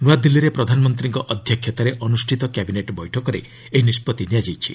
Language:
Odia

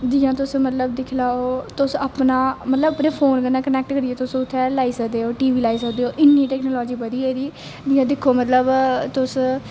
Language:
Dogri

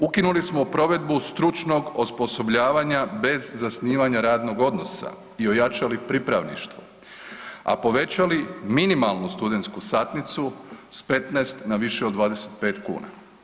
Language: Croatian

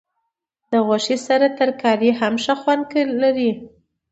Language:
Pashto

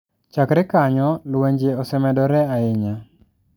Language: Luo (Kenya and Tanzania)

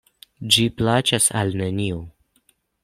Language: Esperanto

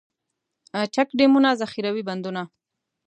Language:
Pashto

